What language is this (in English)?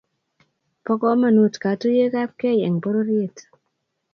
Kalenjin